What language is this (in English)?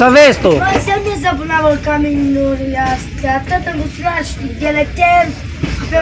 Romanian